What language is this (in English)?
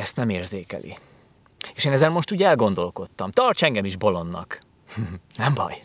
Hungarian